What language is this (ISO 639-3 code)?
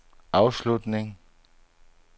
dan